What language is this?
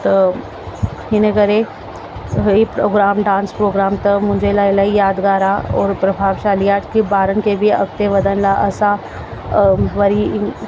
Sindhi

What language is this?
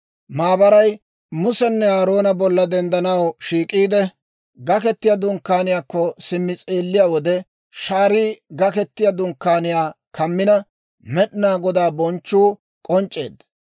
Dawro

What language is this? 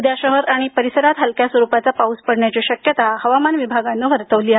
Marathi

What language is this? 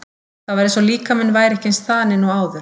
Icelandic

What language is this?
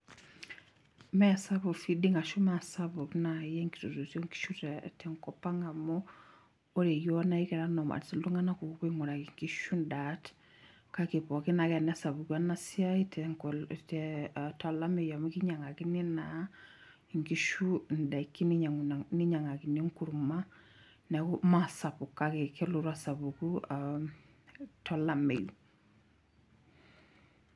Masai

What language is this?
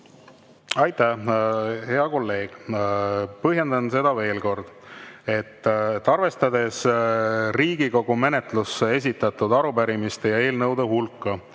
Estonian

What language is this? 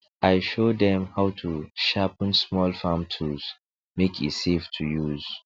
Nigerian Pidgin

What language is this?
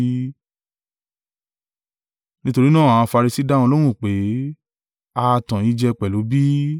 Yoruba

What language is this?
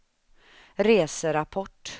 Swedish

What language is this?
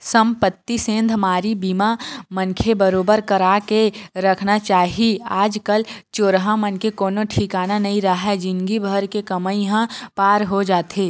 Chhattisgarhi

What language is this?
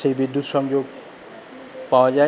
Bangla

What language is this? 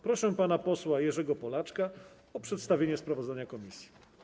Polish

